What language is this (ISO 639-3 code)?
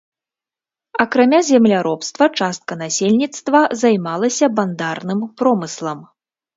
bel